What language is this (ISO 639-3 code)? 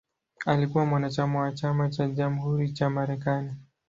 swa